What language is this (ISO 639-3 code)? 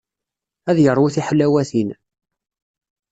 kab